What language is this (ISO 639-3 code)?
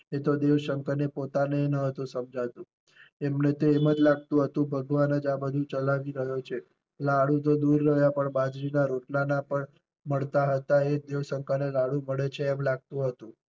guj